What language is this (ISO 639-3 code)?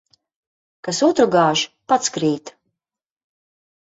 lav